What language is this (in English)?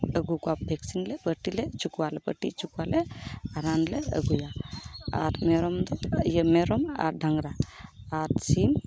Santali